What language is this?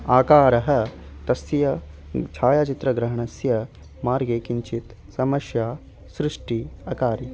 Sanskrit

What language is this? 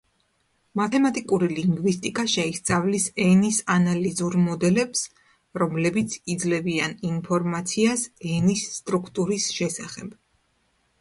Georgian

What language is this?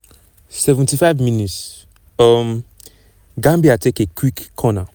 Nigerian Pidgin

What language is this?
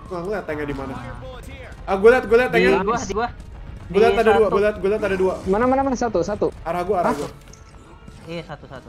Indonesian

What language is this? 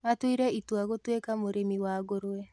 Kikuyu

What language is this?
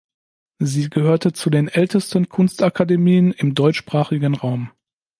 German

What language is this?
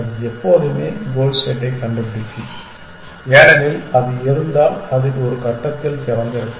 Tamil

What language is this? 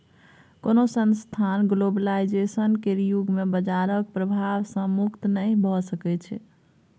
Maithili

